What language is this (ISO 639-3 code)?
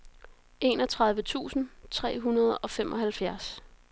dan